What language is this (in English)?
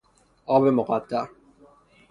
Persian